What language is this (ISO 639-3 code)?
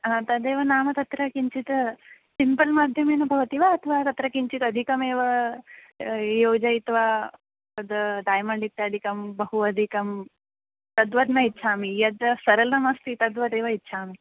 san